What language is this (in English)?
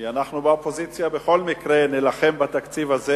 Hebrew